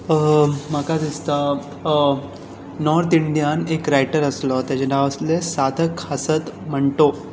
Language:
Konkani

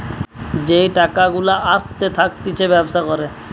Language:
Bangla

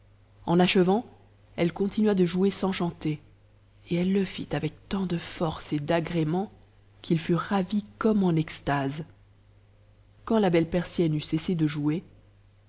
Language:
French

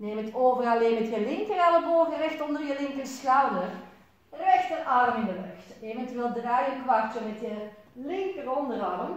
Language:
Dutch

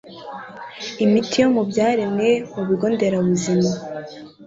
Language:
Kinyarwanda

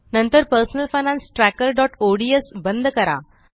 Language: Marathi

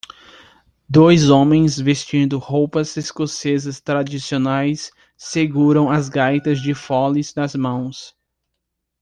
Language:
Portuguese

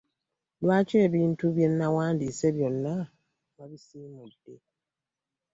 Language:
Ganda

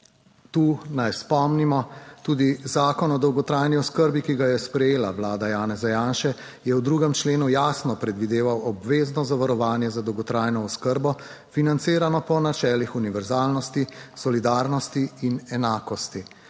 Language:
Slovenian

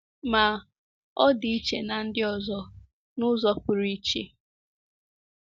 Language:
Igbo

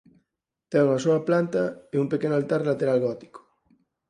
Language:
Galician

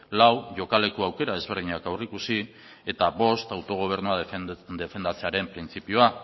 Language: Basque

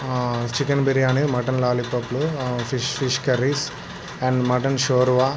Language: Telugu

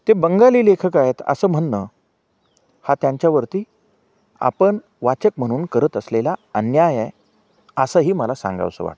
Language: Marathi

